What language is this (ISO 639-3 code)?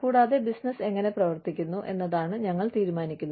mal